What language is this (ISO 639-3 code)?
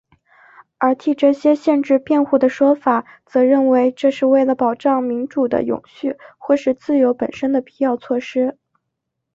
zho